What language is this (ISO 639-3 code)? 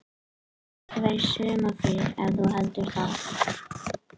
isl